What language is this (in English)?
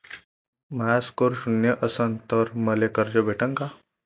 Marathi